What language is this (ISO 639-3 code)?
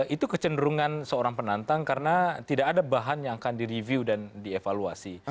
ind